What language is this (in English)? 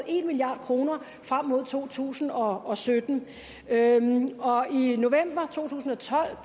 Danish